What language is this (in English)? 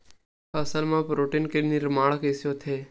Chhattisgarhi